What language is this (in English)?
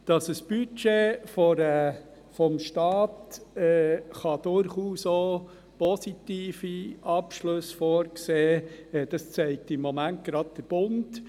Swiss German